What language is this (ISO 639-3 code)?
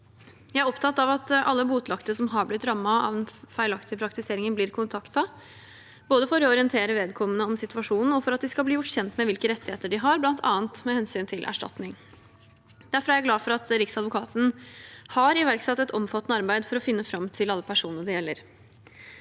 nor